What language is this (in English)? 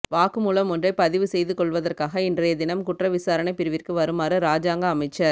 Tamil